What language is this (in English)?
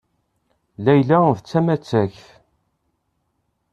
Kabyle